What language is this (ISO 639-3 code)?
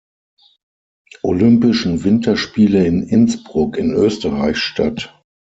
deu